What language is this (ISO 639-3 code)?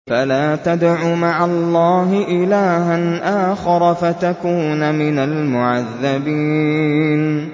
ara